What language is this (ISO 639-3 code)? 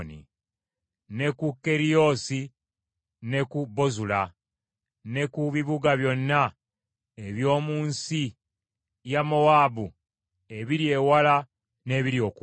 lug